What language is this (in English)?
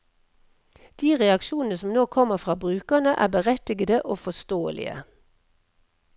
Norwegian